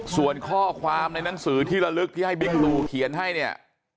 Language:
Thai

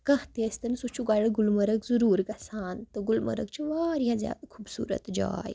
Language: Kashmiri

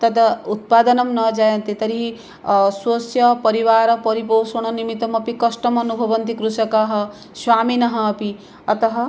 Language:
Sanskrit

